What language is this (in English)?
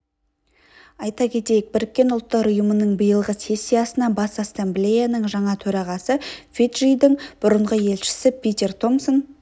Kazakh